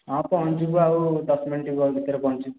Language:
Odia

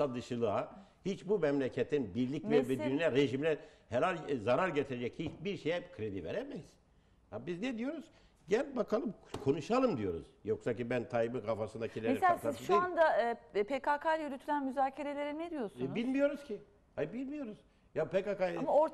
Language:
Turkish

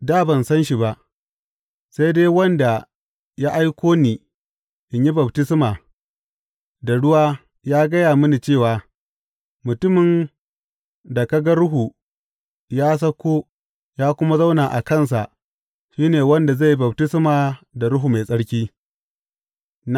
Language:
Hausa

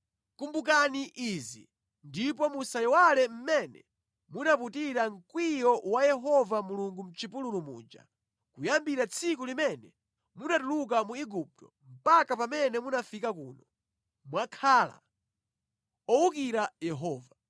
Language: Nyanja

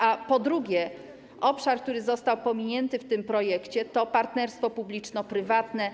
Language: Polish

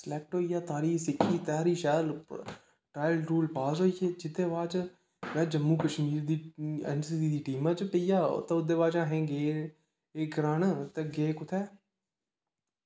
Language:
Dogri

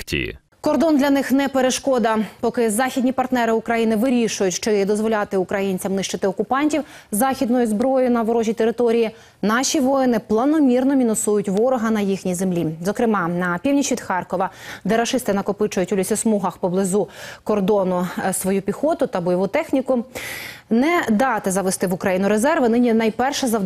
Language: Ukrainian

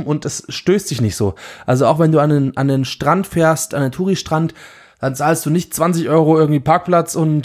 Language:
German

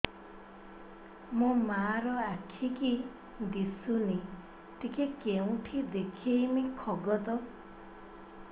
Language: Odia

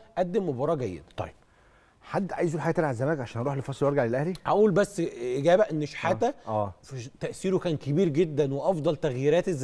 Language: Arabic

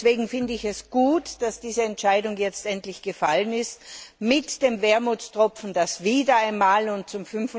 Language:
German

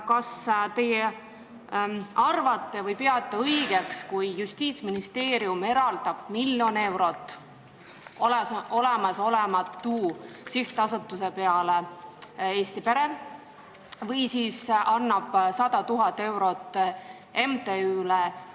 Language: Estonian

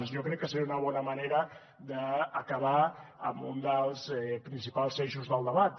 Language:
Catalan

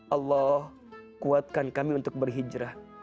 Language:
Indonesian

